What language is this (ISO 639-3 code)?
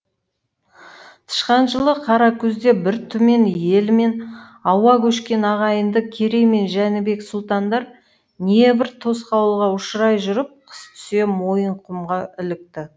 kaz